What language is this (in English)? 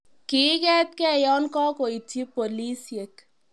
Kalenjin